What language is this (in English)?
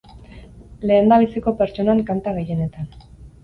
Basque